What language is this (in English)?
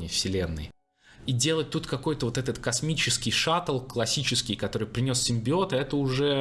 Russian